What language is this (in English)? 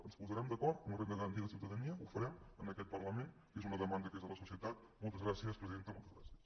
Catalan